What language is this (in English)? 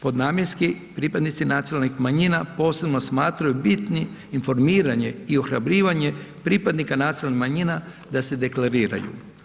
Croatian